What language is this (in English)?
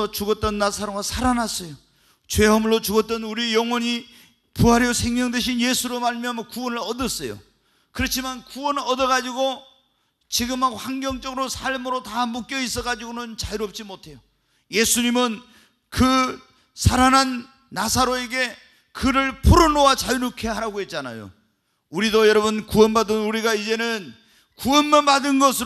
Korean